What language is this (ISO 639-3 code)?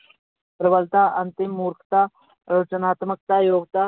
pan